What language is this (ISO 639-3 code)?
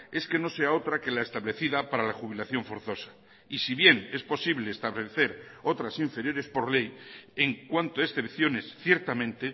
spa